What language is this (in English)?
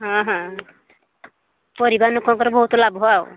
Odia